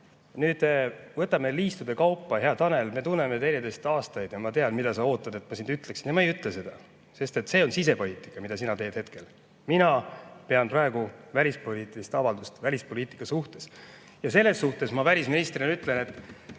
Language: Estonian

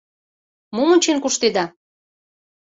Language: Mari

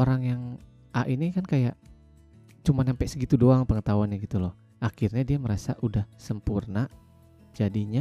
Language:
Indonesian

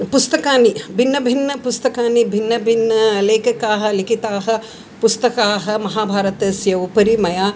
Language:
Sanskrit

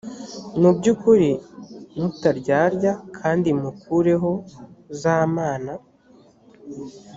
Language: Kinyarwanda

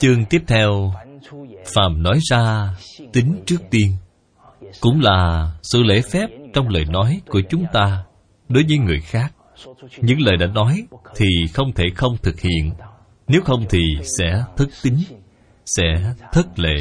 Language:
Vietnamese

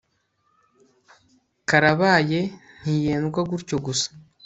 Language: Kinyarwanda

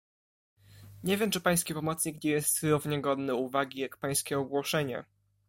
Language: Polish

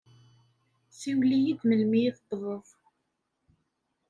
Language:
Kabyle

